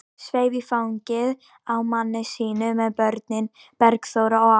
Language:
Icelandic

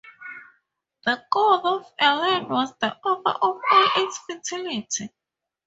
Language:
English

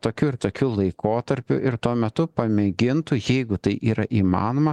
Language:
Lithuanian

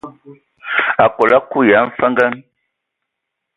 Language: Ewondo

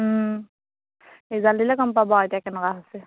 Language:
Assamese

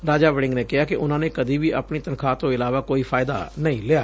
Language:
Punjabi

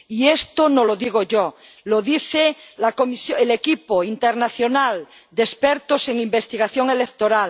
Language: Spanish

